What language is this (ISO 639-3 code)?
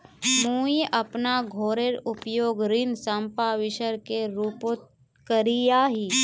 mag